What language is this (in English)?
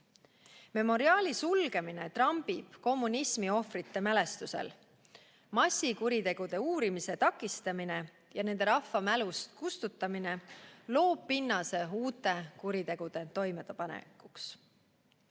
Estonian